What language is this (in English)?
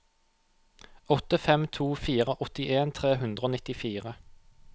Norwegian